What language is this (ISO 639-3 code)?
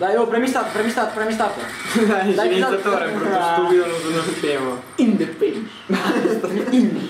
ita